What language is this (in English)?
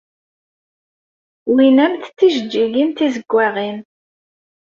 Kabyle